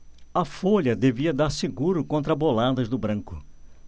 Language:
Portuguese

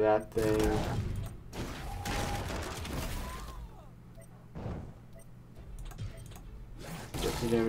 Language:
English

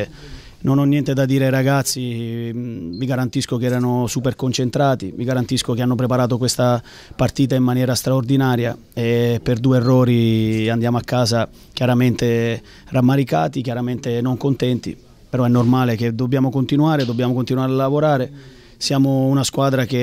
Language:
Italian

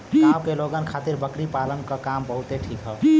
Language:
Bhojpuri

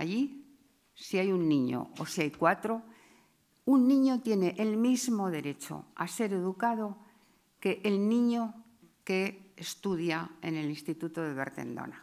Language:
Spanish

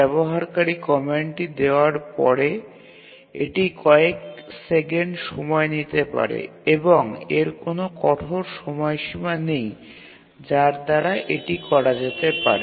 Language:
Bangla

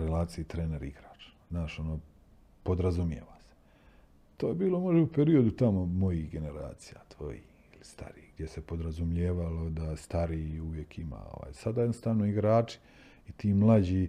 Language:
Croatian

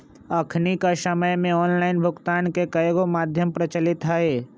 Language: Magahi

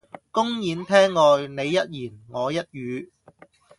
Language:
Cantonese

